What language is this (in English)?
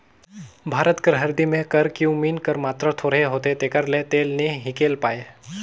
Chhattisgarhi